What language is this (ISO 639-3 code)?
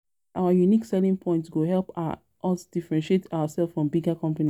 pcm